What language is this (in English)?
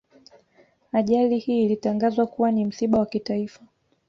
Swahili